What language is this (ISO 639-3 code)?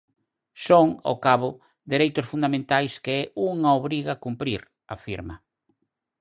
glg